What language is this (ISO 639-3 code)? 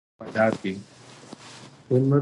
pus